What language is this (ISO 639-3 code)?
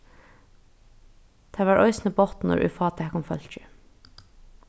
fao